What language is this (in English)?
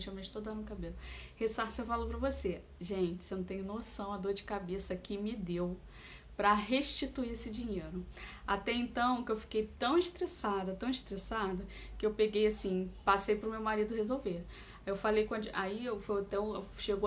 Portuguese